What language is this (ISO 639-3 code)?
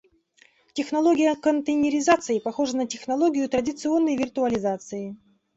rus